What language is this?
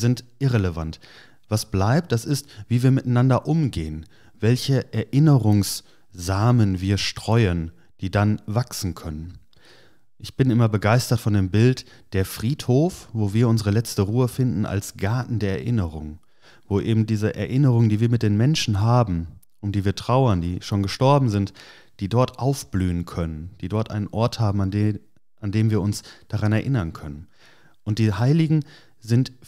German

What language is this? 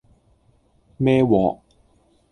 Cantonese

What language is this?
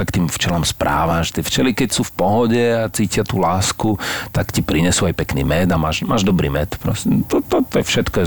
Slovak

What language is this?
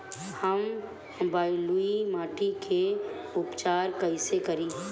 Bhojpuri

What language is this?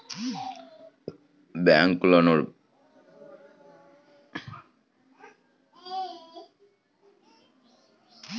Telugu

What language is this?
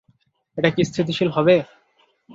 Bangla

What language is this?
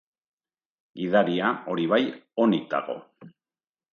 Basque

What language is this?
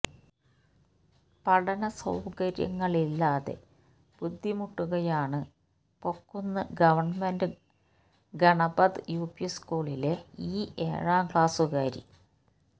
Malayalam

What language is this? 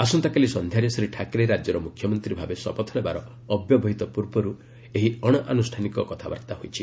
Odia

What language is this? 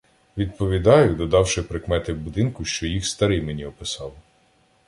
Ukrainian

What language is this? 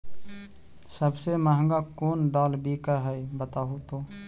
Magahi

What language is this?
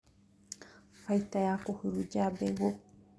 Kikuyu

